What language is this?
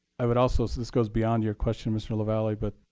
English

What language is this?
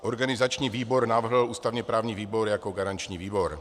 Czech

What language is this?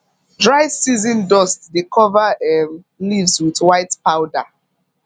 Nigerian Pidgin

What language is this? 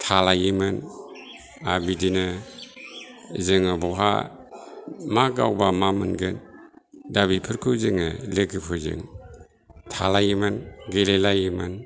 Bodo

